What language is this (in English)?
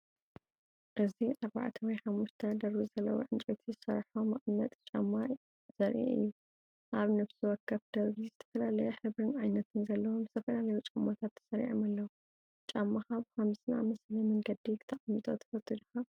Tigrinya